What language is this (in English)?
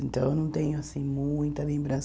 Portuguese